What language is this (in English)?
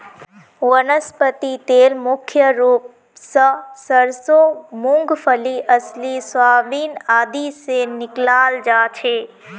Magahi